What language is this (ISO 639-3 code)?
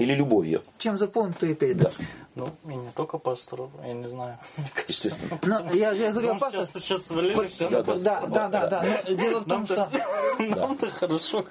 rus